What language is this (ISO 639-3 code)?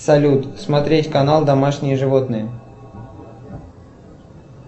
rus